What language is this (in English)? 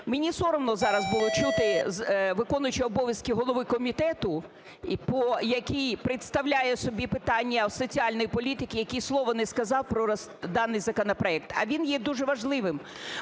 Ukrainian